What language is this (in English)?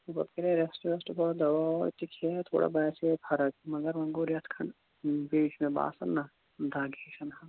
Kashmiri